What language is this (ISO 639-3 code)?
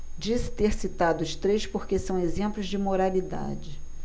por